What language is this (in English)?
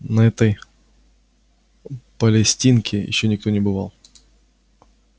Russian